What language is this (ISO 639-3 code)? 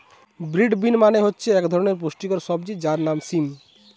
ben